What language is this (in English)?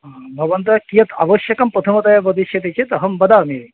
Sanskrit